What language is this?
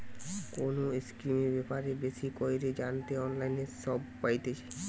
Bangla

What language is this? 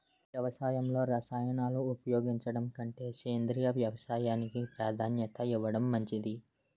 Telugu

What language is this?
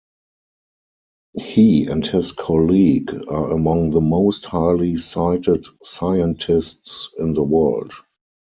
English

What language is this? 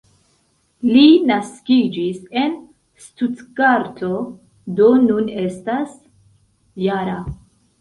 Esperanto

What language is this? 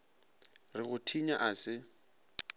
Northern Sotho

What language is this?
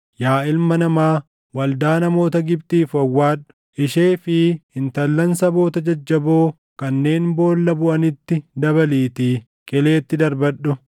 Oromo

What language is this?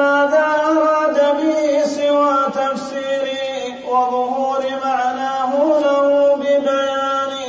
Arabic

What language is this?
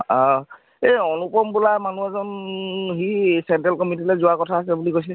Assamese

